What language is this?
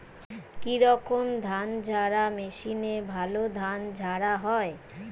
Bangla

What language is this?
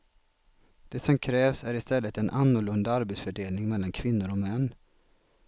Swedish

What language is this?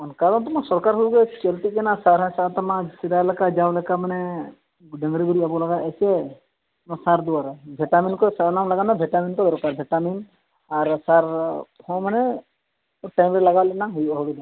Santali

